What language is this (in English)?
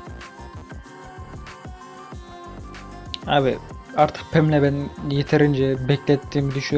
Turkish